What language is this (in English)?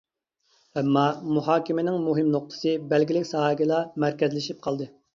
Uyghur